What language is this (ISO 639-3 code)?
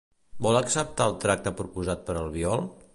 cat